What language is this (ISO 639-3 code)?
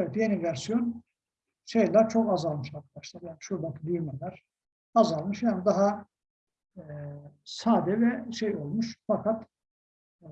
tur